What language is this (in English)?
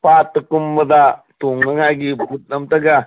Manipuri